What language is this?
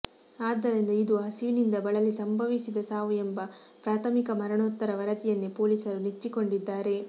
Kannada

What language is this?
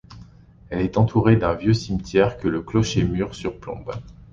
French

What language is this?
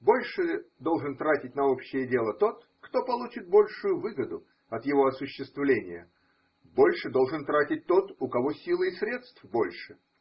Russian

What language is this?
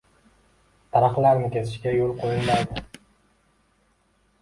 Uzbek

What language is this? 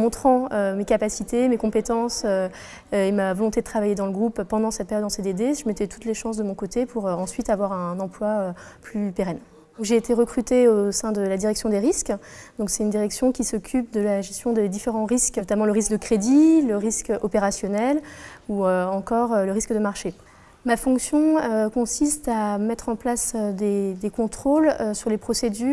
French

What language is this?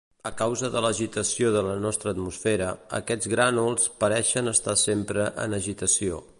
Catalan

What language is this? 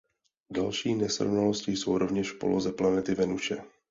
Czech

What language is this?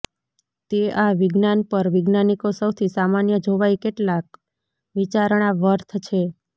Gujarati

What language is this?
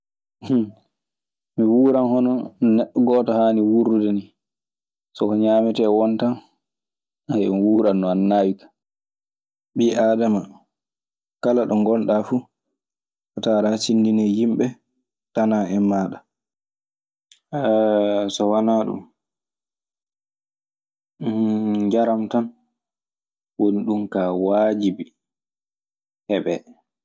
Maasina Fulfulde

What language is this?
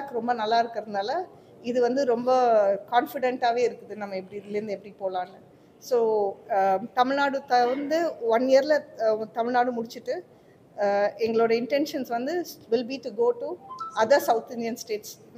Tamil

